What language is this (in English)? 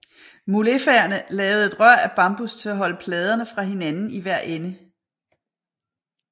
Danish